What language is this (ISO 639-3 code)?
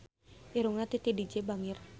sun